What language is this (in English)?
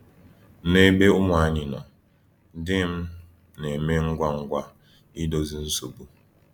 Igbo